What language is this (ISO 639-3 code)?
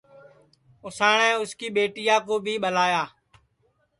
ssi